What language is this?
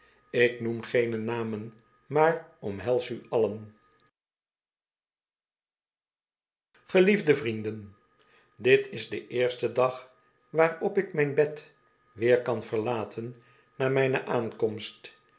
Dutch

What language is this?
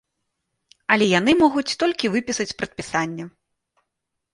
Belarusian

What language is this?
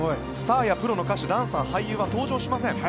Japanese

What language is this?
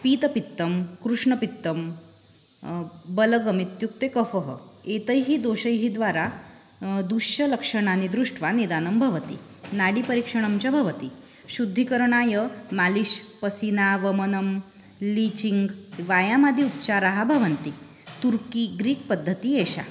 Sanskrit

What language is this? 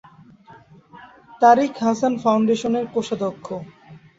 Bangla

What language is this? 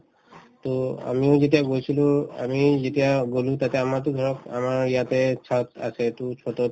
Assamese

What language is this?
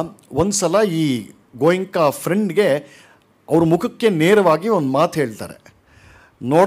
Kannada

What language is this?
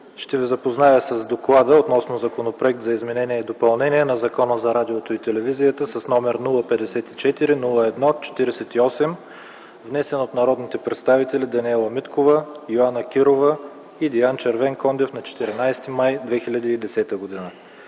Bulgarian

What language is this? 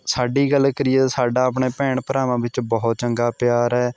Punjabi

